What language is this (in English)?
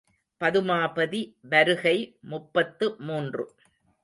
Tamil